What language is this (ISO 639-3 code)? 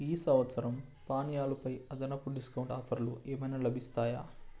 tel